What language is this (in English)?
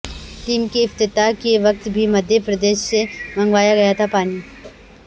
Urdu